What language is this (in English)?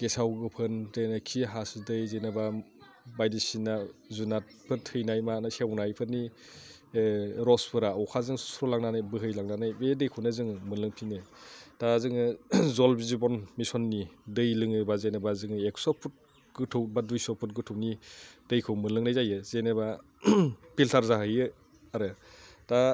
Bodo